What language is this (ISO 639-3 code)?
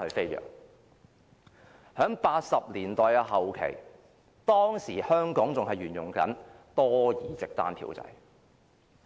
yue